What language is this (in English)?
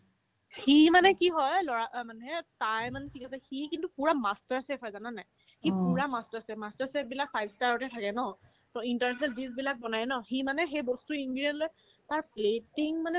Assamese